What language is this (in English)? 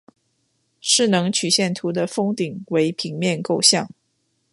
Chinese